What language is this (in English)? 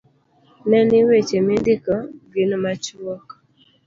Luo (Kenya and Tanzania)